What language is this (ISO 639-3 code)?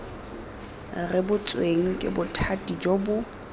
tsn